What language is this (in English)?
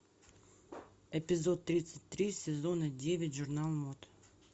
Russian